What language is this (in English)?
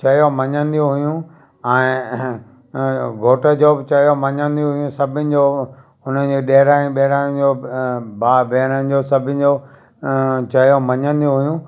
Sindhi